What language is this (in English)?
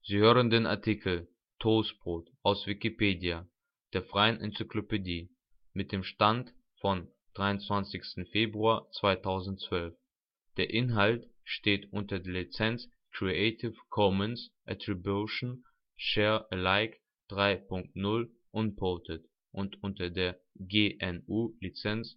German